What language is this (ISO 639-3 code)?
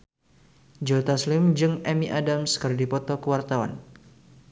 sun